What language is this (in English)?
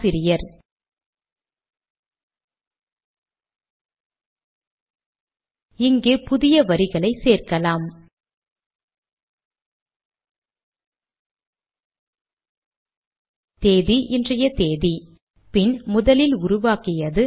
Tamil